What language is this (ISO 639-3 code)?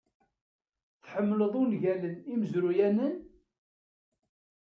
kab